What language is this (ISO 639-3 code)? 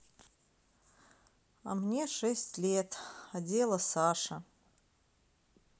rus